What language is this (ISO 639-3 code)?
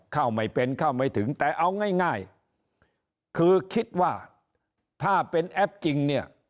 tha